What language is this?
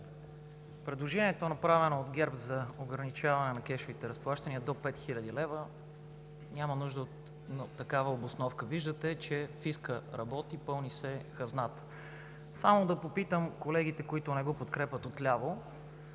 Bulgarian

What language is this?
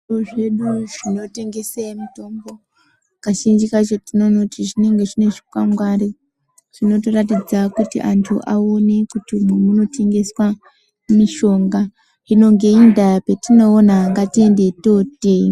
Ndau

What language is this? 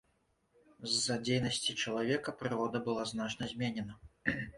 Belarusian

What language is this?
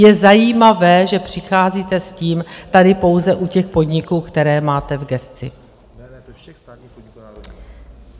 Czech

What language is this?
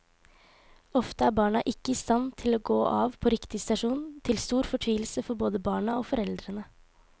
Norwegian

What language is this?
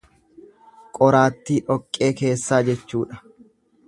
Oromo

